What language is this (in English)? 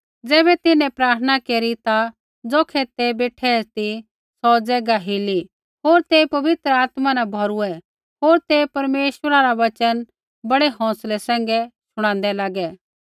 Kullu Pahari